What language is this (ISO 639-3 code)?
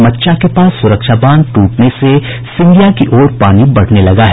hin